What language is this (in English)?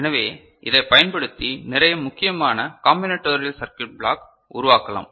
Tamil